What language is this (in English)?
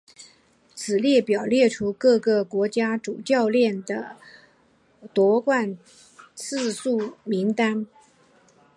Chinese